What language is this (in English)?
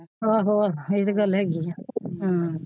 Punjabi